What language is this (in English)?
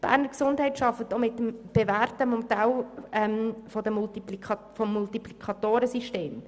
Swiss German